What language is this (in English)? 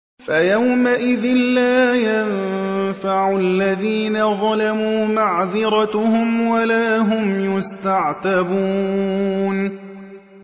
Arabic